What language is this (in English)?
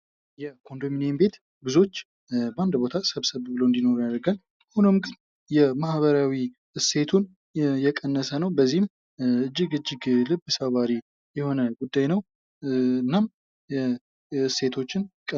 Amharic